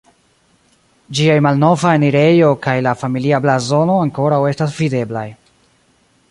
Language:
Esperanto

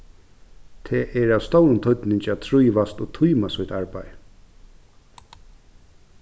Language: Faroese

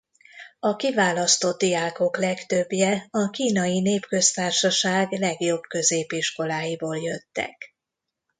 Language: Hungarian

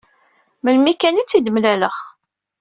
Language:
Kabyle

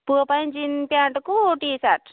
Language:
Odia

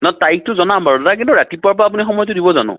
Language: Assamese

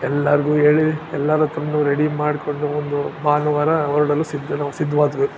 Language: Kannada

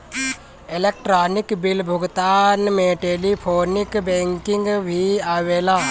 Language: Bhojpuri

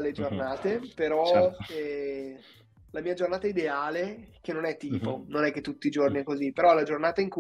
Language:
Italian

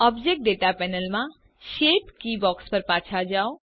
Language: Gujarati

